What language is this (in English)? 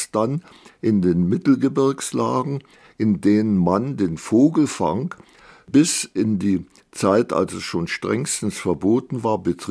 German